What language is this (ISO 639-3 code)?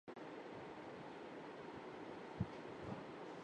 urd